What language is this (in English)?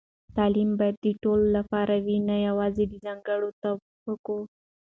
Pashto